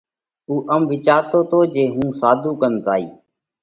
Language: Parkari Koli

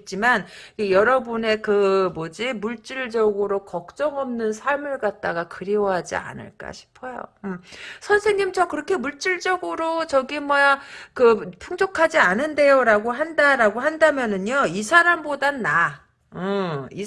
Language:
Korean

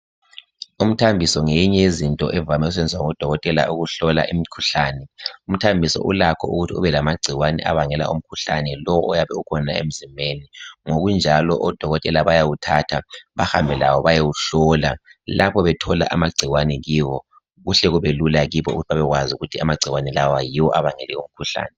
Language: North Ndebele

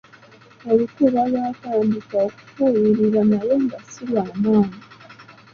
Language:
Ganda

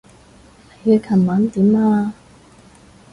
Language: Cantonese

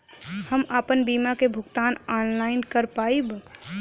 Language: Bhojpuri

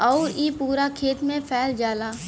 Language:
Bhojpuri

